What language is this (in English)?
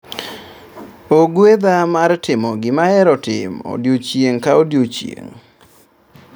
Luo (Kenya and Tanzania)